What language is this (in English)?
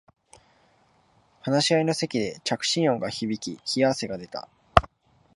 Japanese